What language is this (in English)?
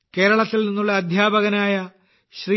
Malayalam